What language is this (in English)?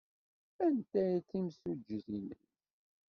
Kabyle